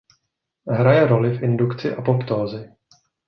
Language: Czech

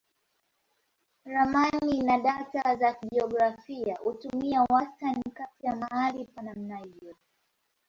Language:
Swahili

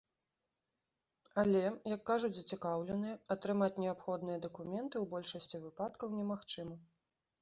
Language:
Belarusian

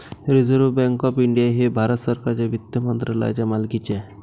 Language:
Marathi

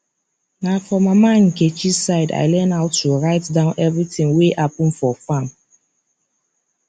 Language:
Nigerian Pidgin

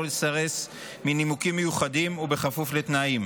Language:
Hebrew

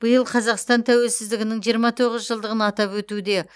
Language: Kazakh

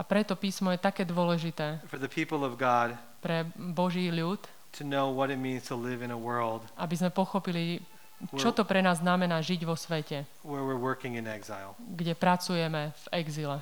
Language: Slovak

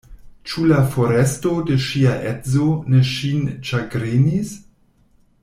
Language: Esperanto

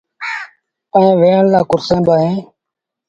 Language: Sindhi Bhil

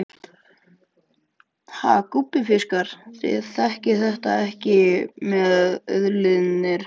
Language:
Icelandic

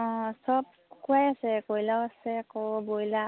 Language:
Assamese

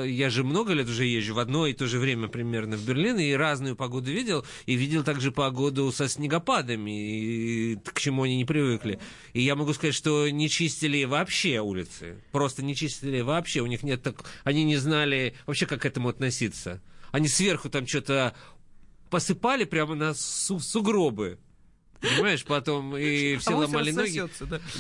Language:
Russian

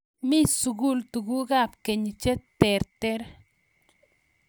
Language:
Kalenjin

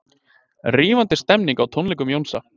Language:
Icelandic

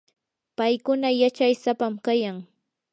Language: Yanahuanca Pasco Quechua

